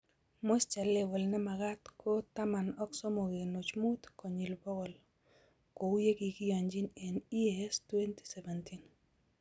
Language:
Kalenjin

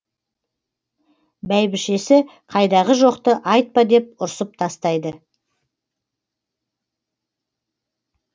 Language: Kazakh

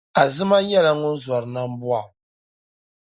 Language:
Dagbani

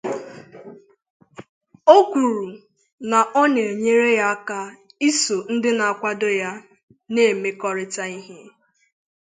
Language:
Igbo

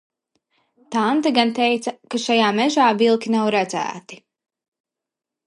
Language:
Latvian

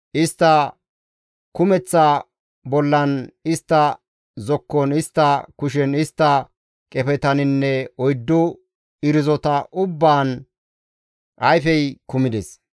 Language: Gamo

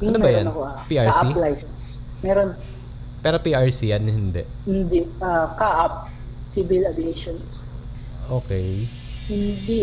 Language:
Filipino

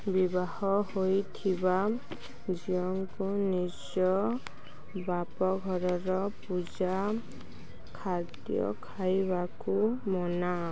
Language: Odia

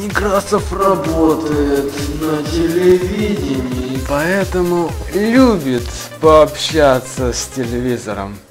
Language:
Russian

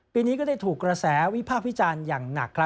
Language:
Thai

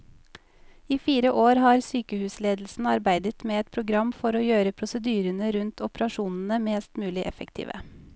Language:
Norwegian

